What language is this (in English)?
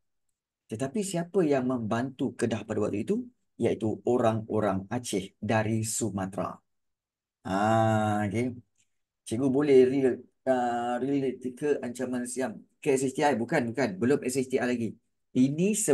Malay